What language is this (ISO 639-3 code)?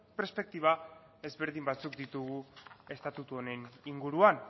eus